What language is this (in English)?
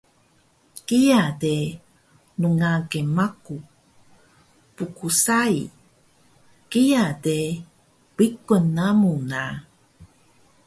Taroko